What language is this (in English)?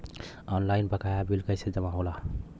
Bhojpuri